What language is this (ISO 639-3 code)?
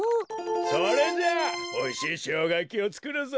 jpn